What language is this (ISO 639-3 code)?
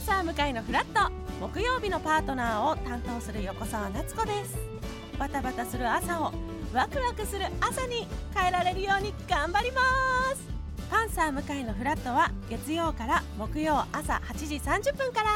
jpn